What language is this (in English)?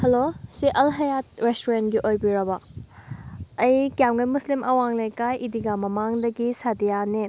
Manipuri